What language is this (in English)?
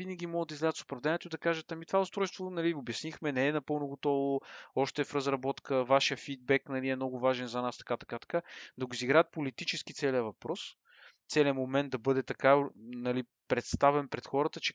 Bulgarian